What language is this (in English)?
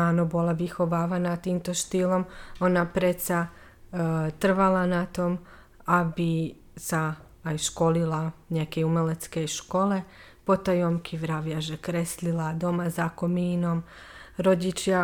Slovak